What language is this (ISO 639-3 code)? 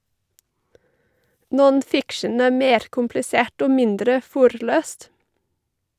nor